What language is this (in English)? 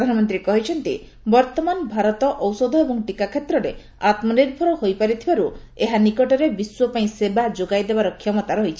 Odia